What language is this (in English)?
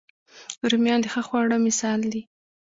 Pashto